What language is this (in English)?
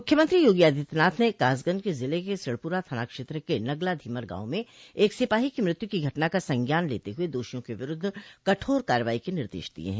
Hindi